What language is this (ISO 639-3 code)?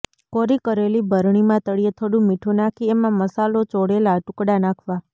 guj